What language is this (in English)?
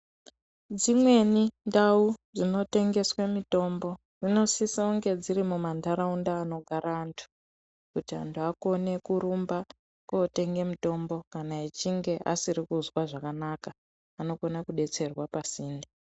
Ndau